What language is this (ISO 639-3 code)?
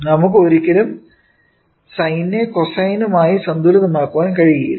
mal